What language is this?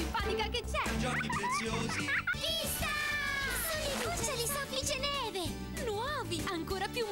Italian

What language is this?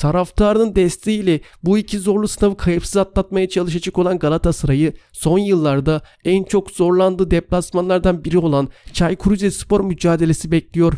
Turkish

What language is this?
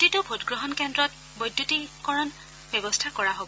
Assamese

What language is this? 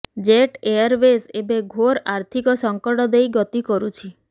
Odia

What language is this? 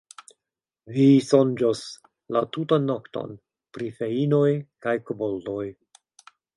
Esperanto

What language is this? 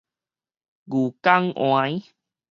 Min Nan Chinese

